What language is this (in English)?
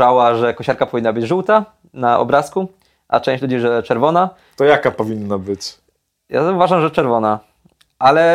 Polish